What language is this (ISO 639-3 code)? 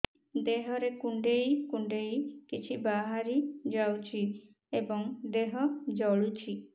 ori